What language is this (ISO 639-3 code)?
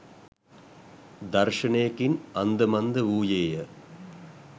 sin